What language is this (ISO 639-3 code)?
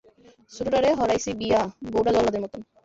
ben